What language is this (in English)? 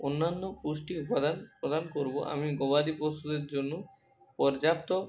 Bangla